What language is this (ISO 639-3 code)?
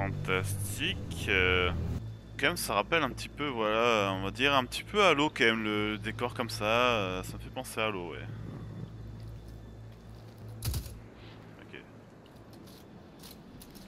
fra